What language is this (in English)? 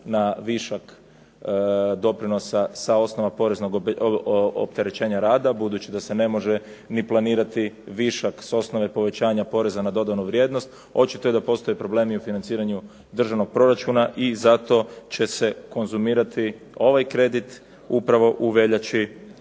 Croatian